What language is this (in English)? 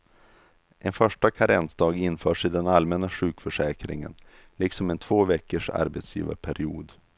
Swedish